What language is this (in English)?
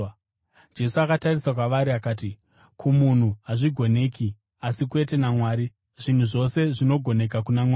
Shona